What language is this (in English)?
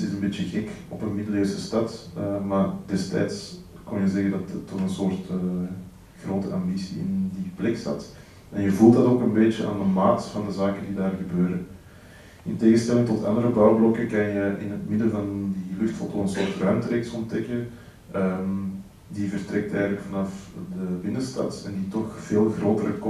Dutch